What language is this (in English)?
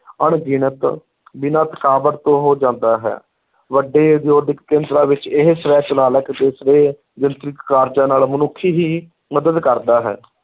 Punjabi